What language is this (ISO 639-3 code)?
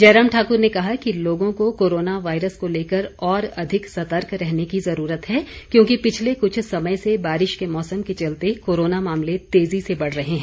hin